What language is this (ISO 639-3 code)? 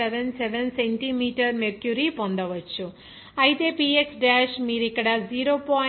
tel